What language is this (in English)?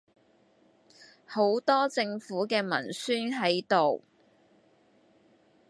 Cantonese